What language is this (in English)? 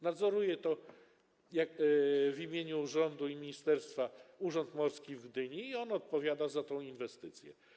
Polish